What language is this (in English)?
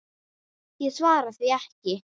Icelandic